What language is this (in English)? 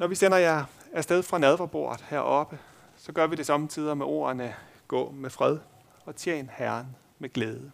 Danish